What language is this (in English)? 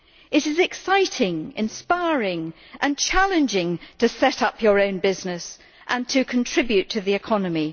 English